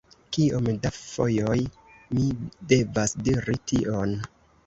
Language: Esperanto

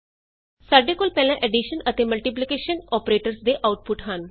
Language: Punjabi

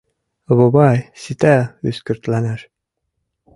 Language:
Mari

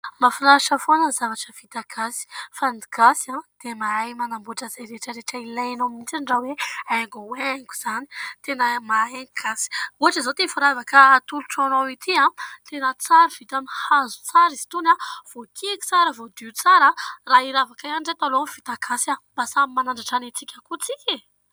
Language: Malagasy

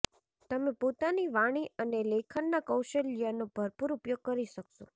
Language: Gujarati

